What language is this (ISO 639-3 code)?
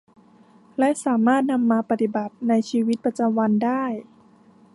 tha